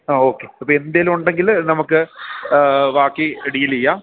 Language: Malayalam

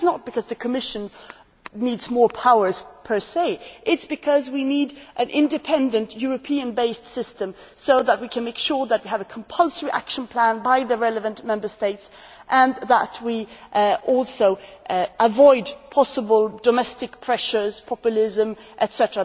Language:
English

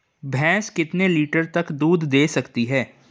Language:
Hindi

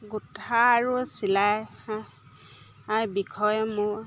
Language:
Assamese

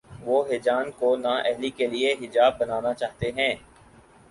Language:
Urdu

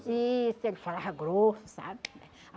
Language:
Portuguese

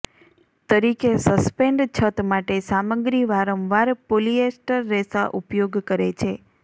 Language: Gujarati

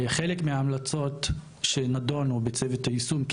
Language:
Hebrew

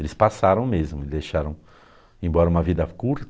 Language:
Portuguese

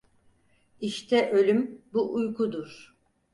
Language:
Turkish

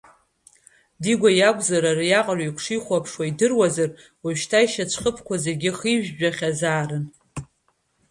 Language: Abkhazian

